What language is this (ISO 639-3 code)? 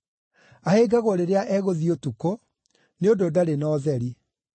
kik